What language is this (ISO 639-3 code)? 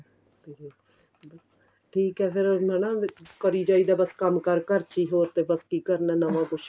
pan